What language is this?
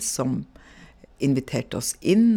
Norwegian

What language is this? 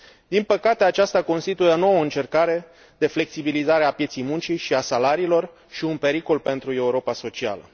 Romanian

